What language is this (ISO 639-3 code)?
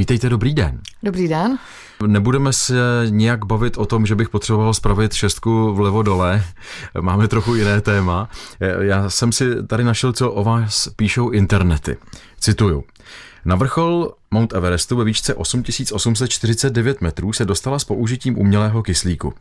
ces